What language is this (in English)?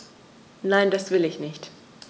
German